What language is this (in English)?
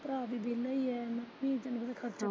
Punjabi